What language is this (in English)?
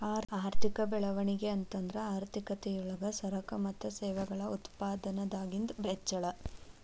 Kannada